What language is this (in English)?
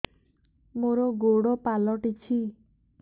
Odia